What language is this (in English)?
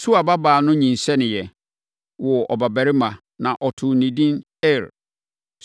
Akan